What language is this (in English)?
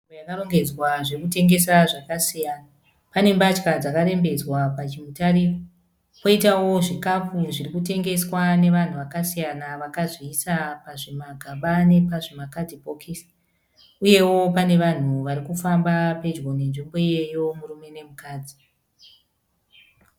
Shona